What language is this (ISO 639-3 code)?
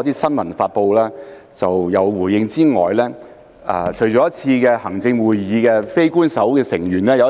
yue